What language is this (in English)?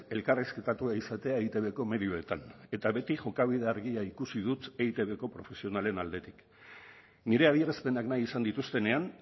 Basque